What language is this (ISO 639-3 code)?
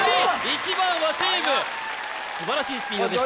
jpn